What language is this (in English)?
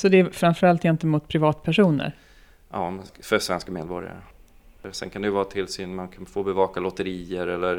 Swedish